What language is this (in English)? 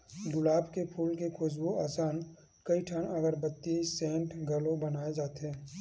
Chhattisgarhi